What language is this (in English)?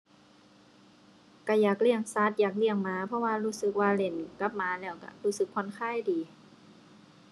Thai